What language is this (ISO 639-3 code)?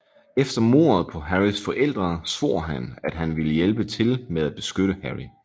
dan